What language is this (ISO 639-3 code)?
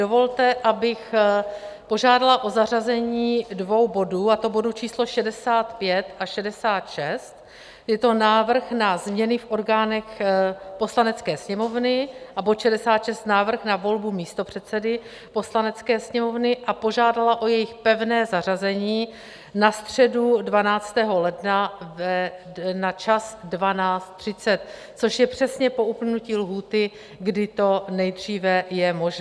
ces